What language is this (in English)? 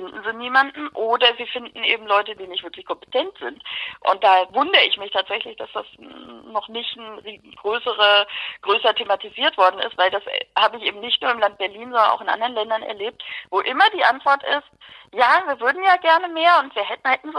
German